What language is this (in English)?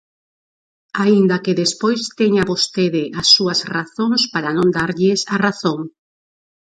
Galician